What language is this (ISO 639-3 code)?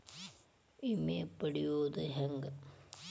kan